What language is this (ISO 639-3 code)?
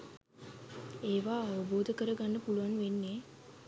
sin